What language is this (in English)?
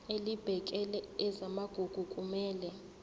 Zulu